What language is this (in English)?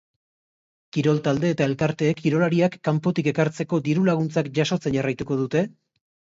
Basque